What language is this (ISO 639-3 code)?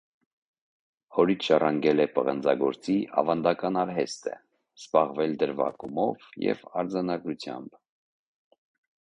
hye